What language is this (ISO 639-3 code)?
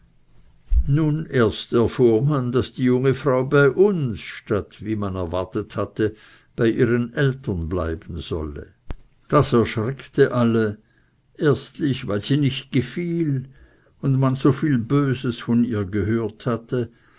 deu